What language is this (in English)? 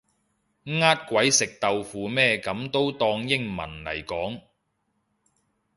Cantonese